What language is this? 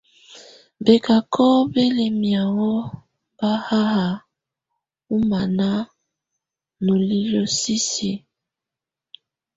Tunen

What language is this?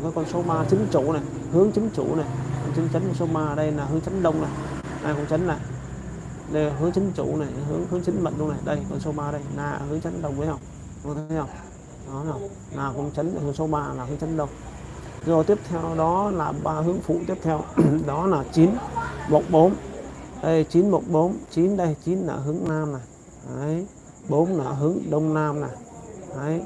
Vietnamese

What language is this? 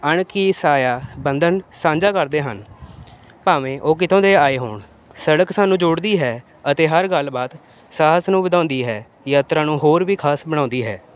Punjabi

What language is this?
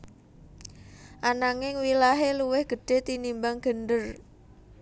Javanese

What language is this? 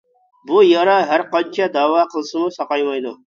Uyghur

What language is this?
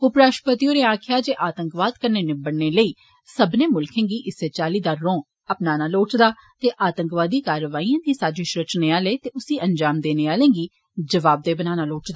Dogri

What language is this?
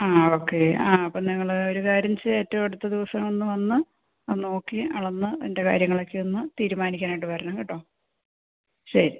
Malayalam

